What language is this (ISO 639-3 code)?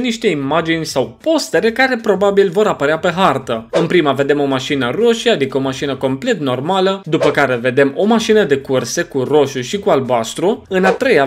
ron